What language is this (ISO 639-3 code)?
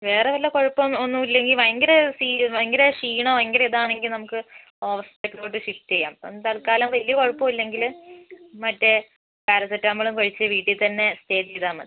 mal